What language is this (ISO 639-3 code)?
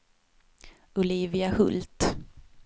swe